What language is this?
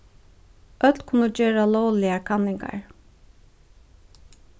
Faroese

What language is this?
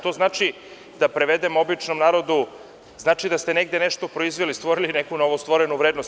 Serbian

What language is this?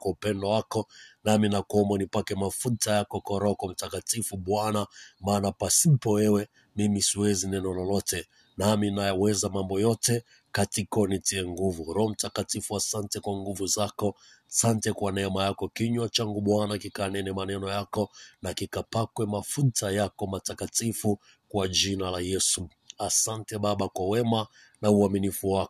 Swahili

